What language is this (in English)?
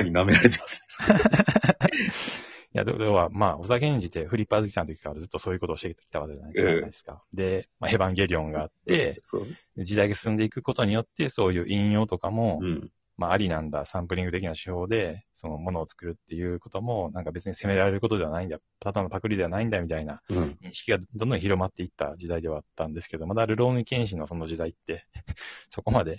Japanese